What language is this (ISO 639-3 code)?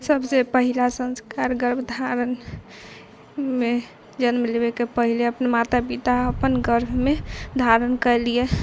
mai